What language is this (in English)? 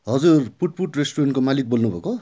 Nepali